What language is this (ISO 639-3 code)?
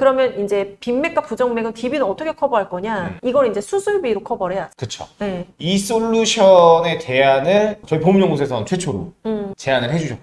kor